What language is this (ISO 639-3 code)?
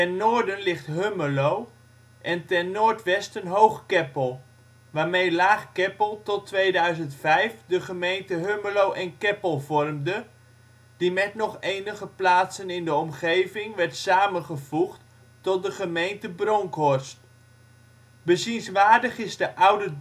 nld